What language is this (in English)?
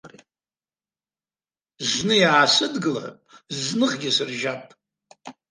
Abkhazian